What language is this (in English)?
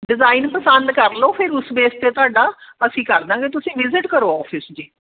Punjabi